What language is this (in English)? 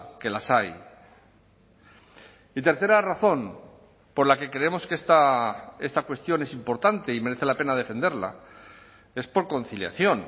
Spanish